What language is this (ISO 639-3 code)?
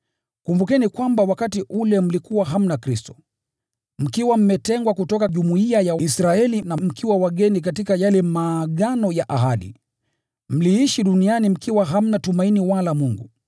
swa